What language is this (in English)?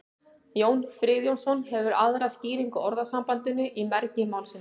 Icelandic